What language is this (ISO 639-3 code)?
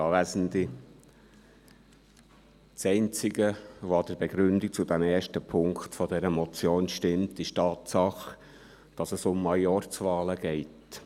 gsw